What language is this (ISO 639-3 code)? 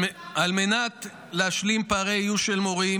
heb